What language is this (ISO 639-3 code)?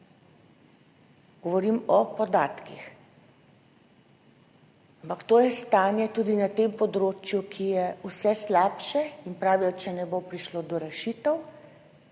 slv